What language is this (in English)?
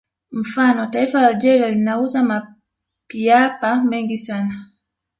Swahili